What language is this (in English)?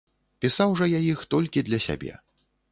Belarusian